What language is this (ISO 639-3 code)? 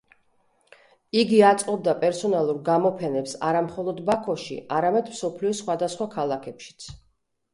kat